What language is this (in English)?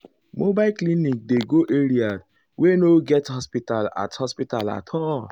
Nigerian Pidgin